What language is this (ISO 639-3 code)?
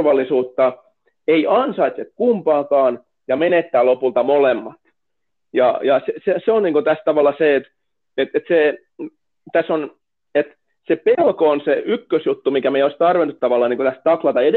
fin